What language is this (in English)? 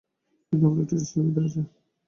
Bangla